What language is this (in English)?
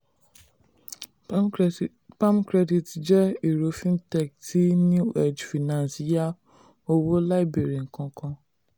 Yoruba